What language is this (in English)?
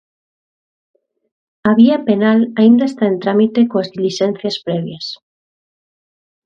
Galician